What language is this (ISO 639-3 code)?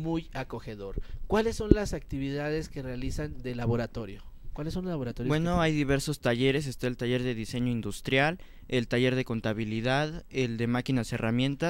spa